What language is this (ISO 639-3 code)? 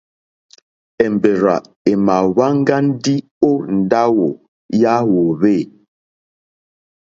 bri